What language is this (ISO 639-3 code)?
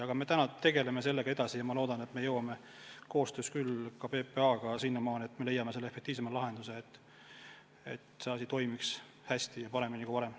est